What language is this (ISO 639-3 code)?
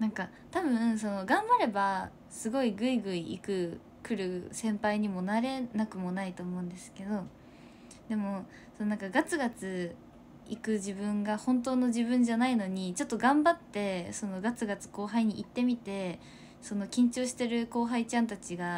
jpn